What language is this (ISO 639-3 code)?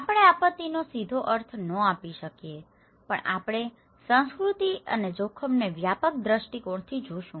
guj